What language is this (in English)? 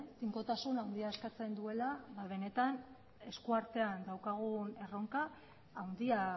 Basque